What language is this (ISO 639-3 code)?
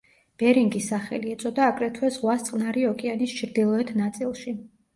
kat